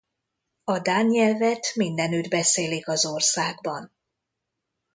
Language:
Hungarian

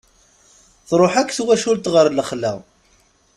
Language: Kabyle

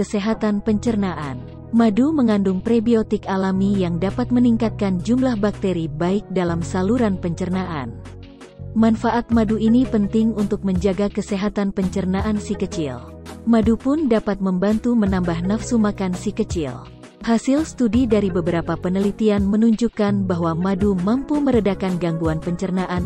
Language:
Indonesian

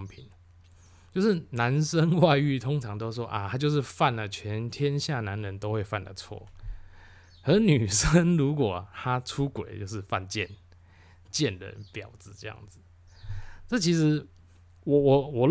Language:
Chinese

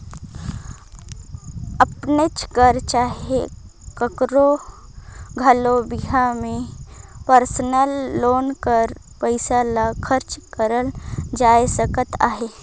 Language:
Chhattisgarhi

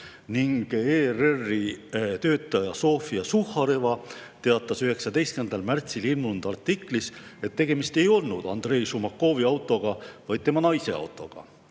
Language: Estonian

